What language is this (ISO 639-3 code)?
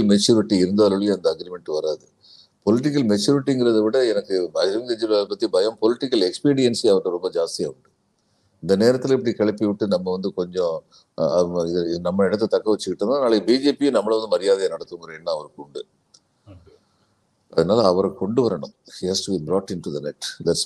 tam